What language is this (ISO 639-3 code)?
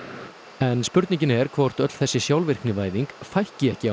isl